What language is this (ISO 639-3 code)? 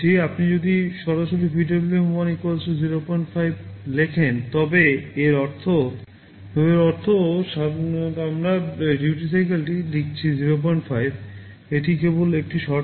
ben